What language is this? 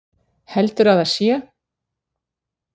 Icelandic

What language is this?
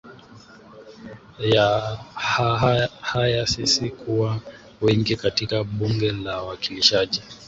Swahili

